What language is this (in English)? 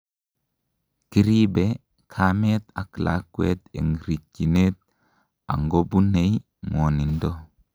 Kalenjin